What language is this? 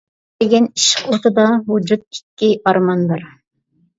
Uyghur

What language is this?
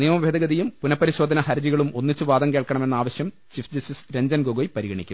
Malayalam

